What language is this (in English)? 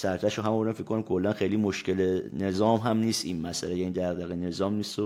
Persian